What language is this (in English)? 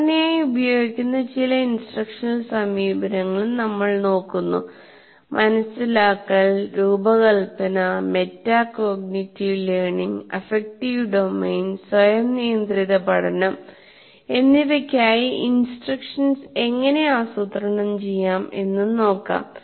Malayalam